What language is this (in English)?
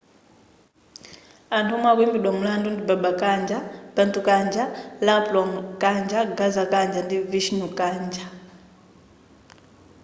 Nyanja